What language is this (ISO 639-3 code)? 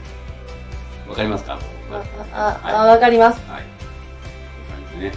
jpn